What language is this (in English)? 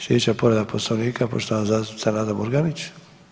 Croatian